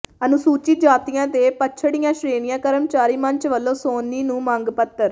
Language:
Punjabi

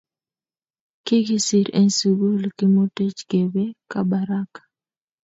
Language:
Kalenjin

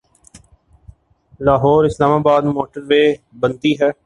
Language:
Urdu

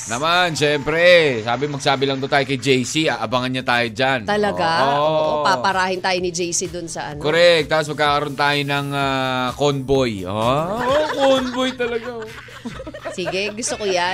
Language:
Filipino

